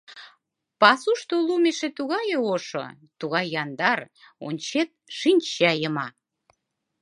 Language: Mari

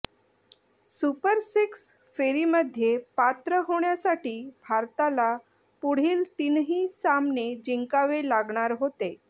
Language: Marathi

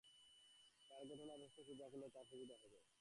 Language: Bangla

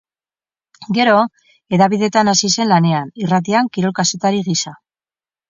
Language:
Basque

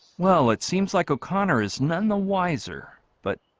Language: English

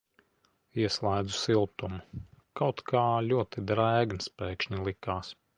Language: Latvian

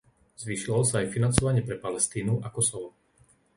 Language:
Slovak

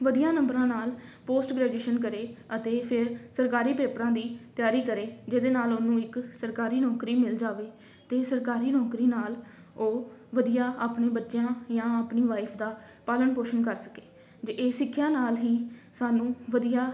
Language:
Punjabi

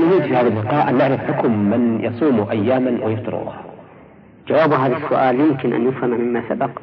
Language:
Arabic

